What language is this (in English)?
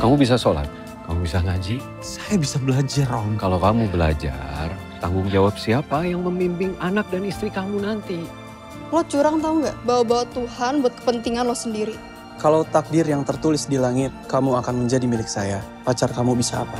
Indonesian